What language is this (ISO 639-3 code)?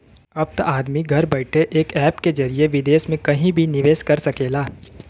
bho